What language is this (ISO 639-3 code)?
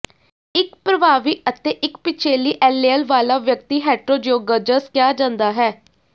pan